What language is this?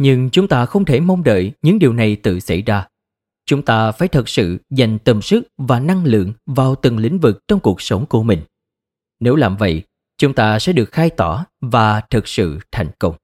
Vietnamese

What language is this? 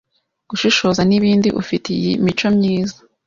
Kinyarwanda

